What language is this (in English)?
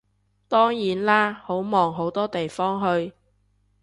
Cantonese